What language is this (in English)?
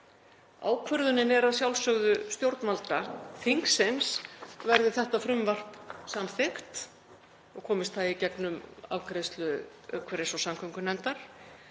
Icelandic